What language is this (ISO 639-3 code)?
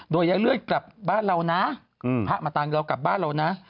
tha